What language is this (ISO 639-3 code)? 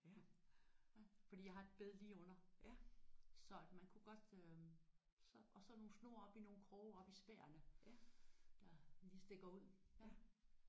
dan